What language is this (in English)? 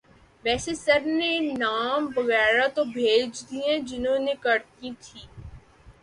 Urdu